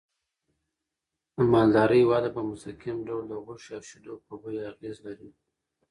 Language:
Pashto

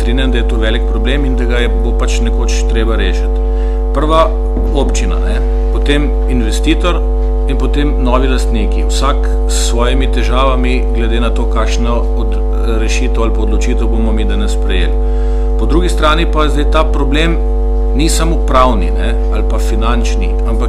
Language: Bulgarian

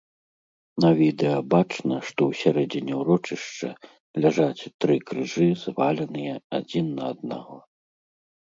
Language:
Belarusian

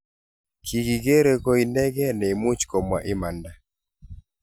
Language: Kalenjin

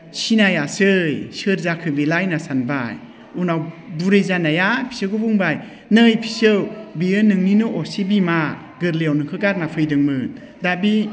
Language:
Bodo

